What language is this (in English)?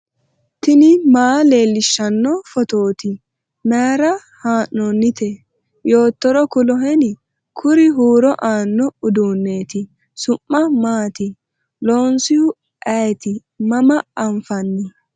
Sidamo